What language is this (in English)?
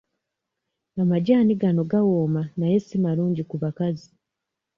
Ganda